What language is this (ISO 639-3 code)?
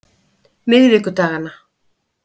isl